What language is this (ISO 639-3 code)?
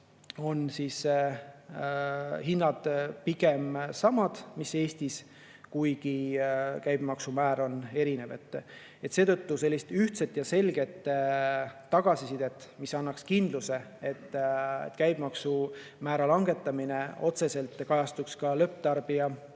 est